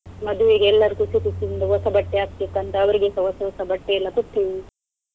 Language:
Kannada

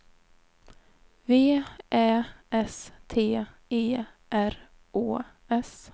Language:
Swedish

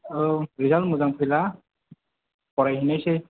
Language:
Bodo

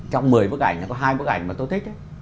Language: Vietnamese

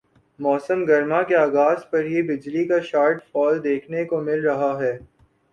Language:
Urdu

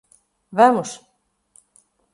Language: Portuguese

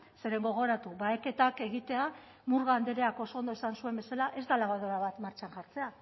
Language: Basque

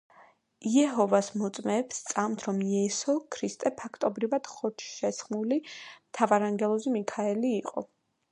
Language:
Georgian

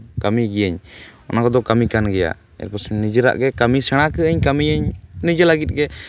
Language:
Santali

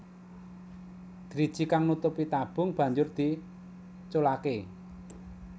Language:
Javanese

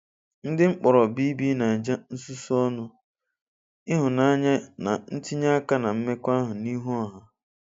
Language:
Igbo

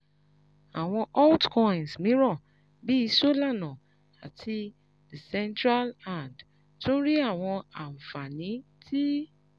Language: Yoruba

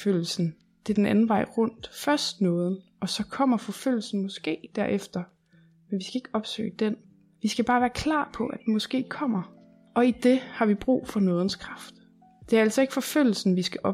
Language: Danish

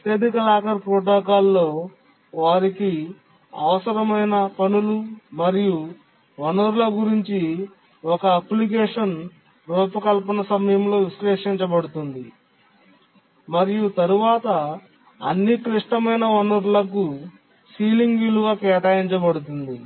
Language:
Telugu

